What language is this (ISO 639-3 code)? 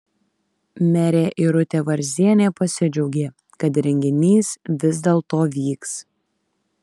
lit